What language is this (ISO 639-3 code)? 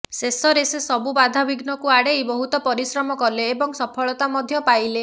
ori